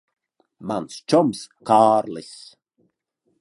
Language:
Latvian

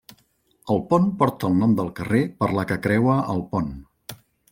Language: Catalan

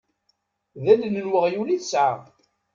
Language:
Kabyle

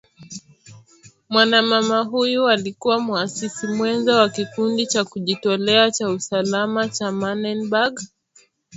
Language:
Swahili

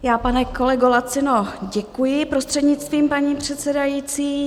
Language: Czech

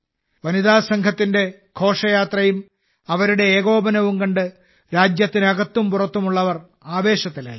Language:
Malayalam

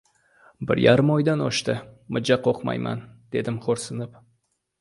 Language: Uzbek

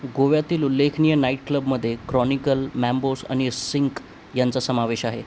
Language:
Marathi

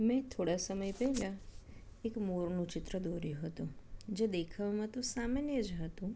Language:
Gujarati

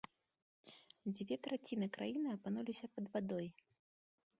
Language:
Belarusian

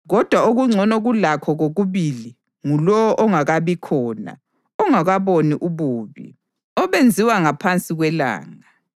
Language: North Ndebele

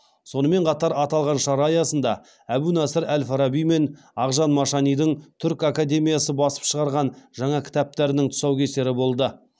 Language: Kazakh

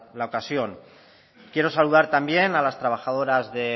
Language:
Spanish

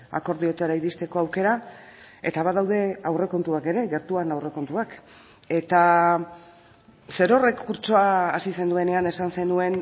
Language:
Basque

